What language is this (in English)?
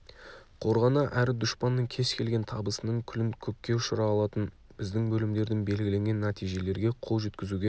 Kazakh